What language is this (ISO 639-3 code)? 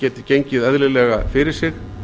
isl